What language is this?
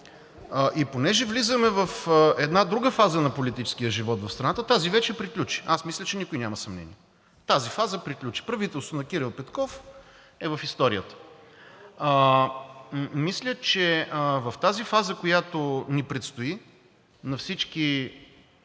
Bulgarian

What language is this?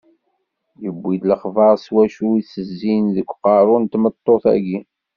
Kabyle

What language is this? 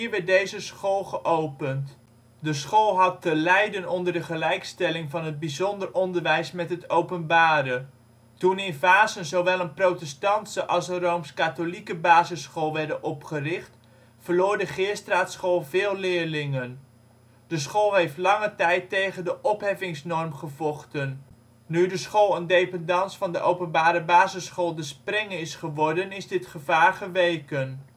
Dutch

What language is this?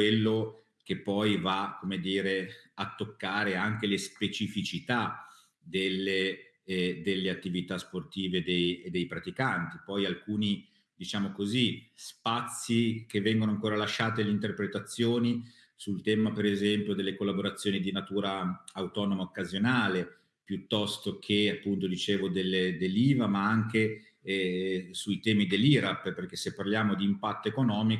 Italian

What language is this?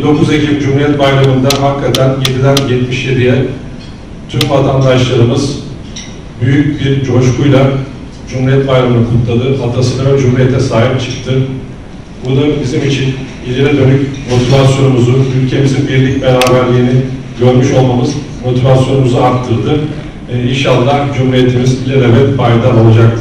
Turkish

